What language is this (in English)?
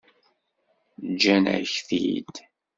Kabyle